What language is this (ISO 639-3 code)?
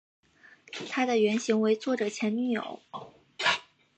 zho